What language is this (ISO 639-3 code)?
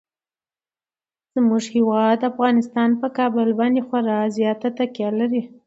pus